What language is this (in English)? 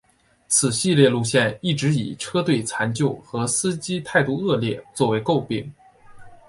Chinese